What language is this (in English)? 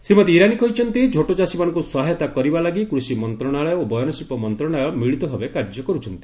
Odia